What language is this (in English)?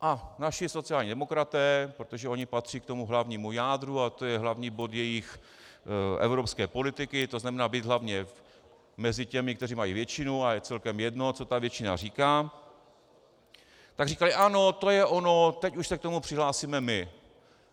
Czech